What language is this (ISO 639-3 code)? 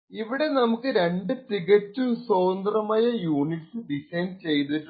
mal